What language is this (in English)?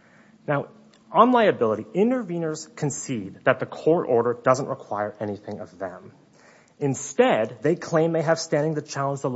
English